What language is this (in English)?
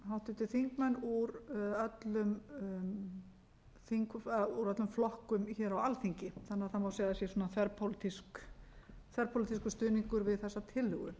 Icelandic